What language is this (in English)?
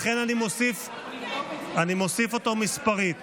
Hebrew